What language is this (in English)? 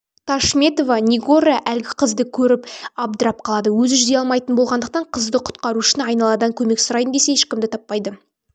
Kazakh